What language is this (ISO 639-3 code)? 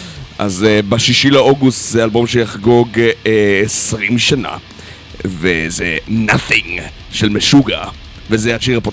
heb